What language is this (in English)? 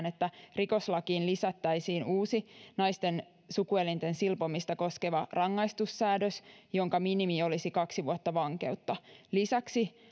Finnish